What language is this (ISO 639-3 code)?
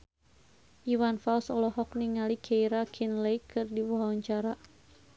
sun